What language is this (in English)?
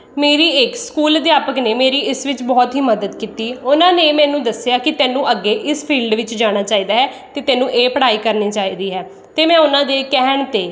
Punjabi